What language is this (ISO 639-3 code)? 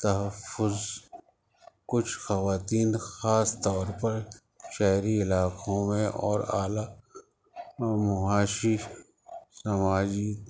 urd